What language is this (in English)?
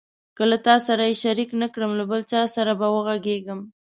Pashto